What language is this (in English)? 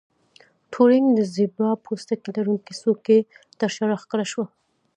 Pashto